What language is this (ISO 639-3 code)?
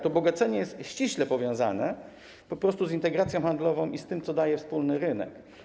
pol